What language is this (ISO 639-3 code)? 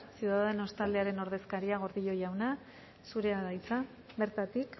eus